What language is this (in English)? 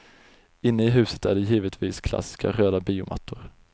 Swedish